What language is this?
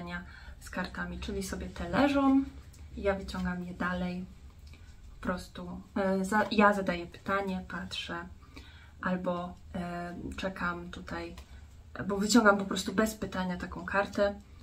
Polish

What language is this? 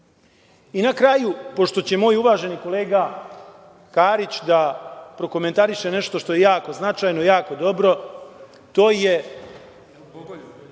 Serbian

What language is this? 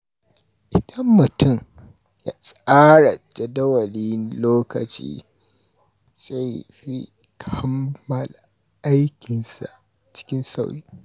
Hausa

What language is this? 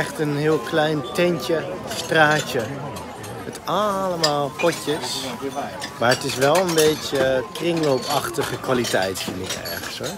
Dutch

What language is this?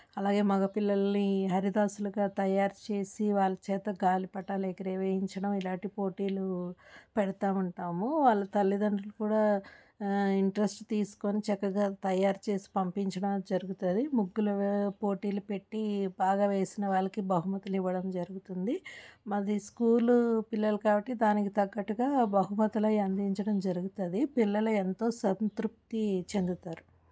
Telugu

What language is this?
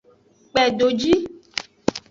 Aja (Benin)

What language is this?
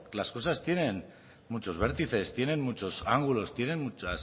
Spanish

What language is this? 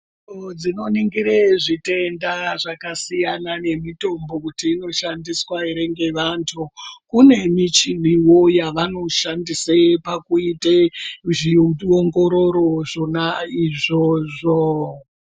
Ndau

